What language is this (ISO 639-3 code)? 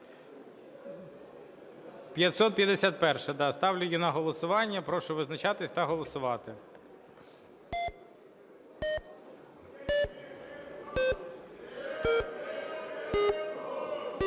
ukr